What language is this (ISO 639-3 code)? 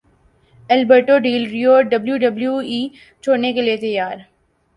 urd